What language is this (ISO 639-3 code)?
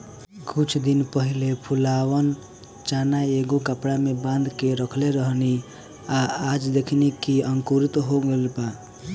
bho